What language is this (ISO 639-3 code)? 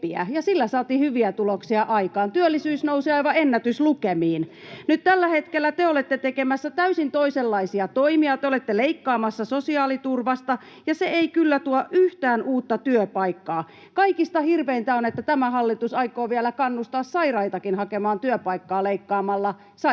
fin